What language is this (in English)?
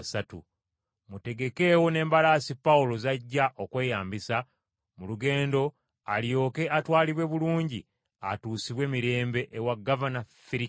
Ganda